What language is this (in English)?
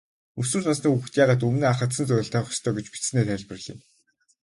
Mongolian